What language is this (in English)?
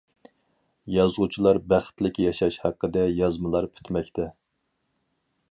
Uyghur